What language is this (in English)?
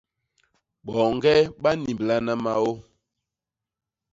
Basaa